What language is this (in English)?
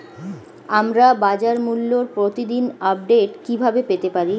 Bangla